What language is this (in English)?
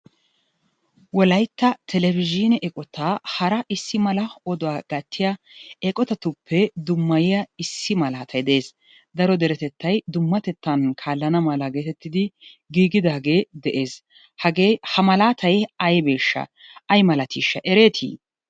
Wolaytta